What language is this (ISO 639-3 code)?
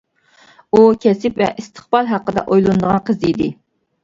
uig